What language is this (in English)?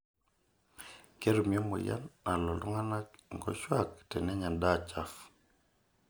Masai